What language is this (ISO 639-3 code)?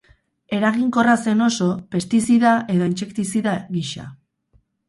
eus